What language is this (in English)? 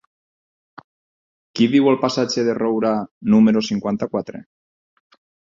Catalan